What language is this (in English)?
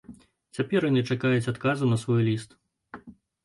Belarusian